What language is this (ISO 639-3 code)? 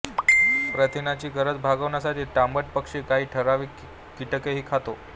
mar